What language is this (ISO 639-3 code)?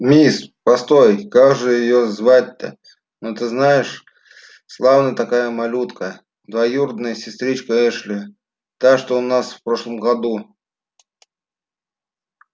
rus